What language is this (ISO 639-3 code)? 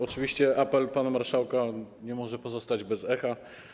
pol